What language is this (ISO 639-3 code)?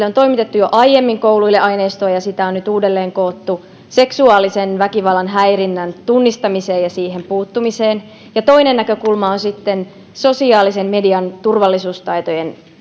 fin